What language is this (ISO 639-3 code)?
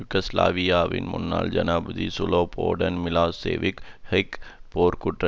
tam